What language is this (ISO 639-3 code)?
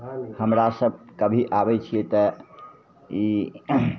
mai